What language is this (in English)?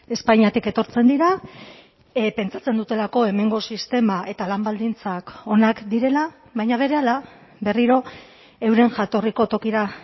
Basque